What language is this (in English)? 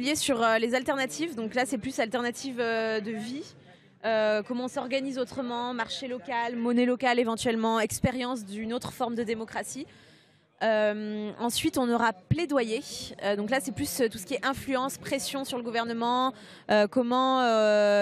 French